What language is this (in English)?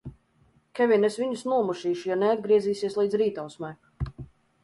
Latvian